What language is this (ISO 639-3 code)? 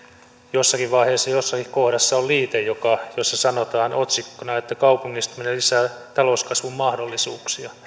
fin